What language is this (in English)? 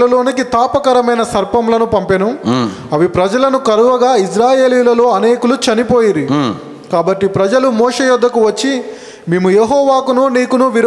Telugu